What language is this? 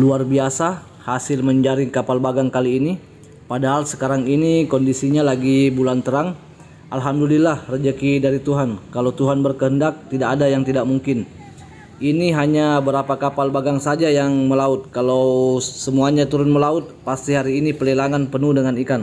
Indonesian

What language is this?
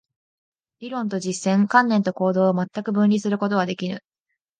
Japanese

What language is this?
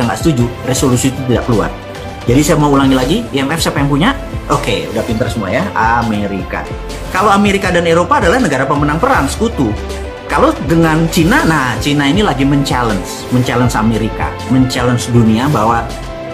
Indonesian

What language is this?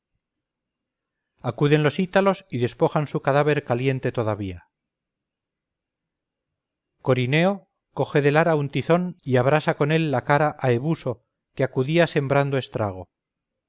Spanish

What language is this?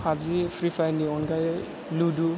Bodo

